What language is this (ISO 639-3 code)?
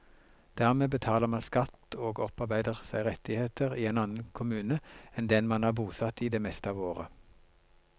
nor